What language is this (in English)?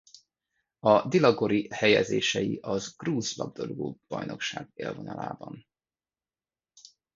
Hungarian